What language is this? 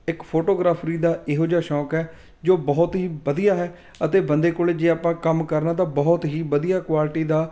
Punjabi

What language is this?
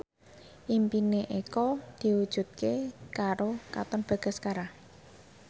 Javanese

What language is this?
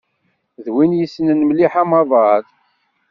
Kabyle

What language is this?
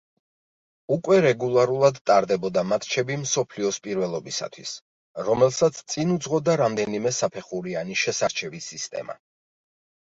Georgian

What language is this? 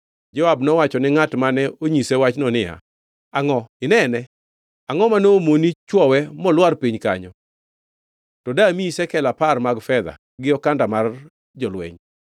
Luo (Kenya and Tanzania)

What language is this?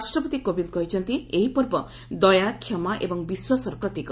Odia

